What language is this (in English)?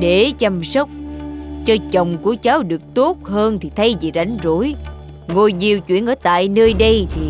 Vietnamese